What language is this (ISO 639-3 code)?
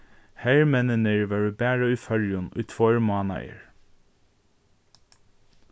fao